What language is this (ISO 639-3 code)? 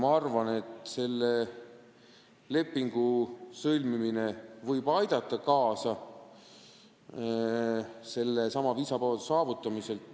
est